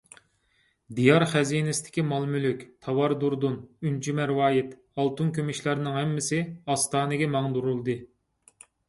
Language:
Uyghur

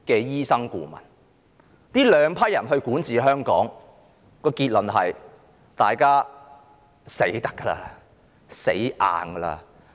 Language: Cantonese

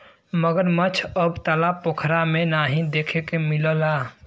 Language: Bhojpuri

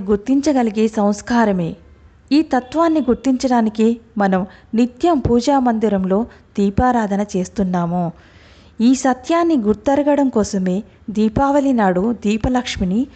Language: Telugu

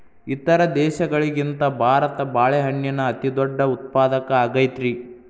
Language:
Kannada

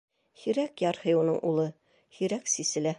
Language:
Bashkir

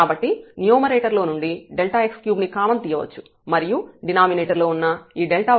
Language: Telugu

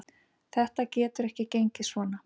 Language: Icelandic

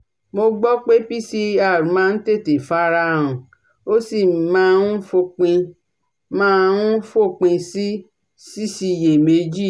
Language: Yoruba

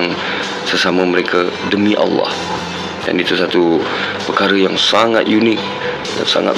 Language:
Malay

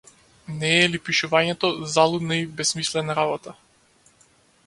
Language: Macedonian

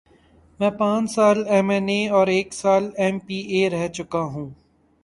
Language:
Urdu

